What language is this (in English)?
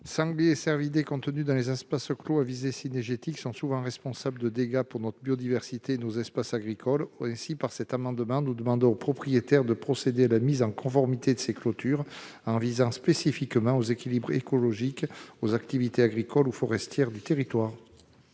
French